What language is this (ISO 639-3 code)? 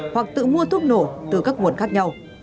vie